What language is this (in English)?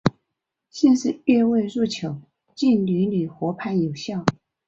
Chinese